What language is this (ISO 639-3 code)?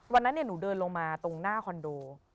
tha